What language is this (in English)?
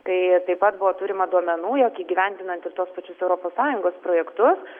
Lithuanian